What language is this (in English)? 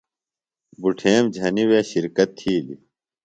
Phalura